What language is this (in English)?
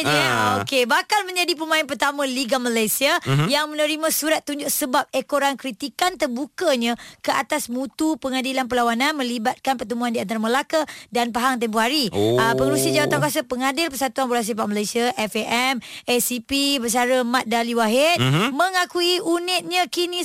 Malay